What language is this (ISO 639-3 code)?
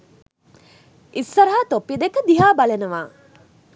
sin